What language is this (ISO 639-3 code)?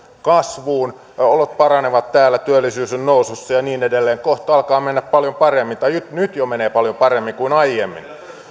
fin